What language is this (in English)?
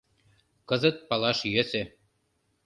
Mari